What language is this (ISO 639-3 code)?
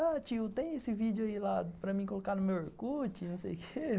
por